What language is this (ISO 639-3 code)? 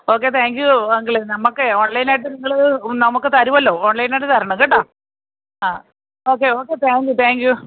mal